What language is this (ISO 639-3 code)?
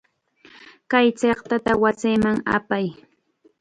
qxa